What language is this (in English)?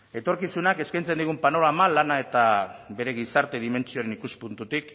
Basque